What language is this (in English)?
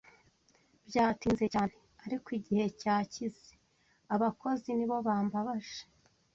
Kinyarwanda